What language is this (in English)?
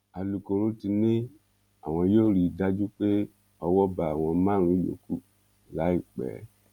Yoruba